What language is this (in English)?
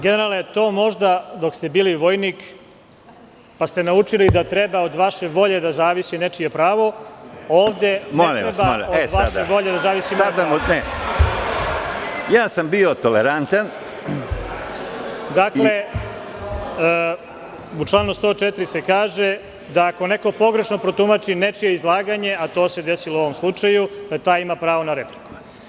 Serbian